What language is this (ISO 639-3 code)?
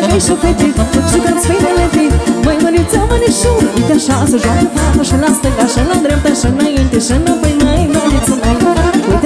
ron